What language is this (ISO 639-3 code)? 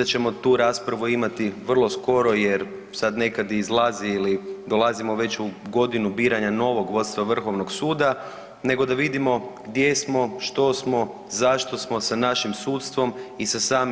hrv